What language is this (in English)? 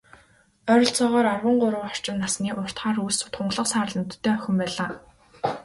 Mongolian